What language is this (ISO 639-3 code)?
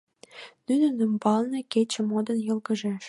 chm